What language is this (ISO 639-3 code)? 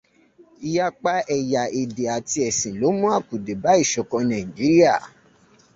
yor